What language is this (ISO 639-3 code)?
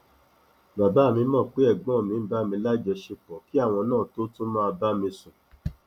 yor